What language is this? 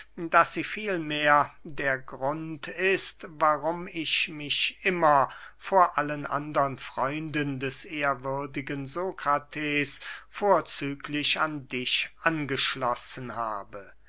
German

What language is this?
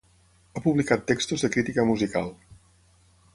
Catalan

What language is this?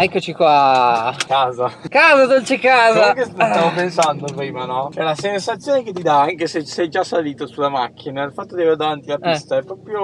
Italian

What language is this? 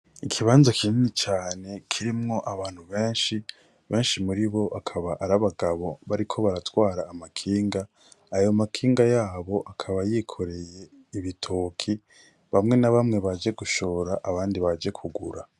Rundi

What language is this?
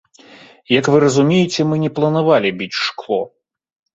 Belarusian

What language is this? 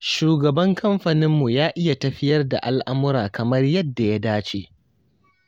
Hausa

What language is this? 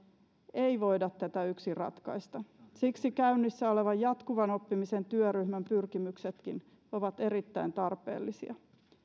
Finnish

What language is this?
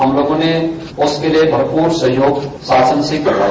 Hindi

